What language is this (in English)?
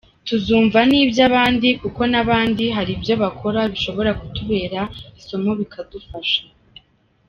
Kinyarwanda